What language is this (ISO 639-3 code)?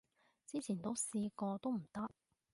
yue